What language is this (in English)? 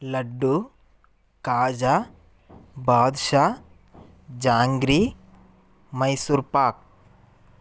Telugu